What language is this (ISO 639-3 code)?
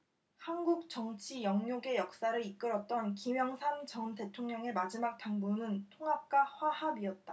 kor